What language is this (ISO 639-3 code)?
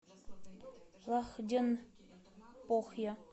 rus